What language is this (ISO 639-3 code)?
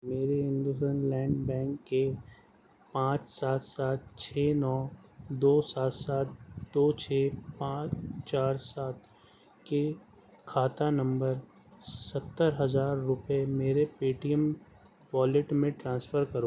urd